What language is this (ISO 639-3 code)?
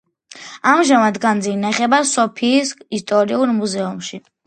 kat